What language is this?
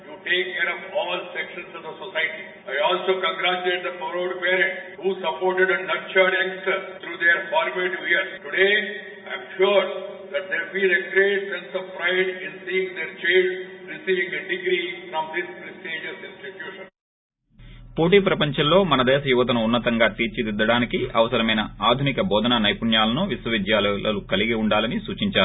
Telugu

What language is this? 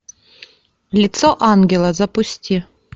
Russian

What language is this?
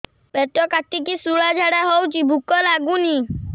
Odia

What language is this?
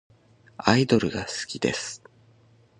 Japanese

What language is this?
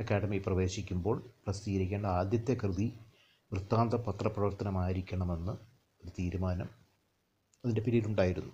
Malayalam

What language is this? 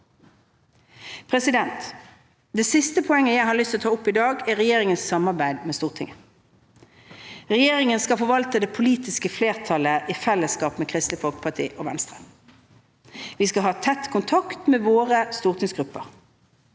Norwegian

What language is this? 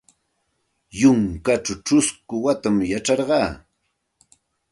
Santa Ana de Tusi Pasco Quechua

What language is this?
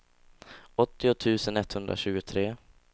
Swedish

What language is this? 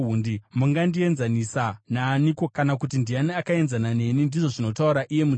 Shona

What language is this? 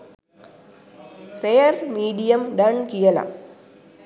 Sinhala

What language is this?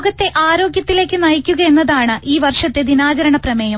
Malayalam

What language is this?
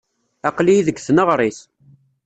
Kabyle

